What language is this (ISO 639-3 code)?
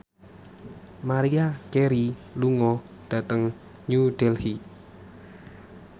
jav